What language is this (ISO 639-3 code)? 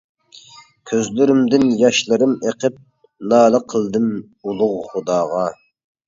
uig